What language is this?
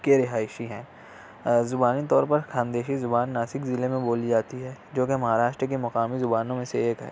Urdu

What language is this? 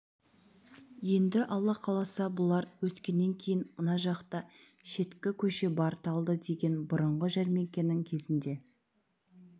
Kazakh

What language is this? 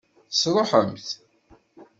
Kabyle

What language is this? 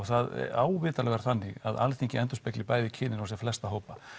Icelandic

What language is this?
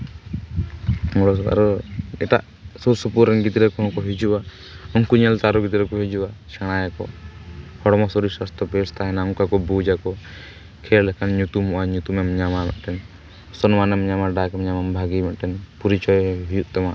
Santali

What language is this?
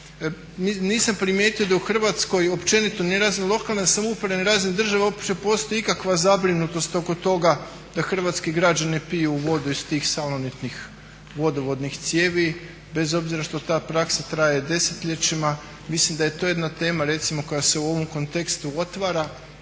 Croatian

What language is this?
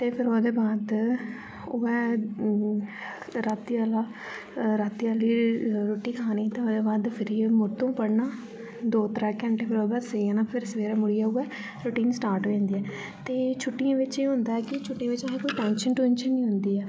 Dogri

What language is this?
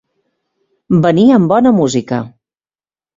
Catalan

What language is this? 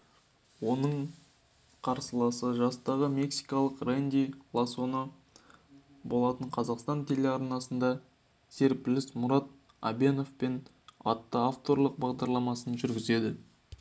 Kazakh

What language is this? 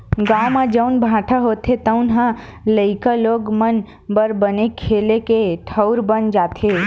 Chhattisgarhi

